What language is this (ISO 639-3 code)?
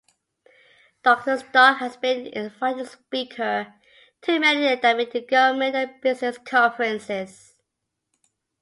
eng